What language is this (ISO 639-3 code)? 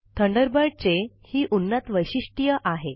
mar